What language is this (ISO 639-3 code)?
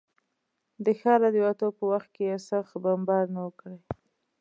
pus